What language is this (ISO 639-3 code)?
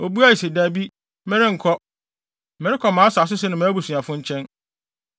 aka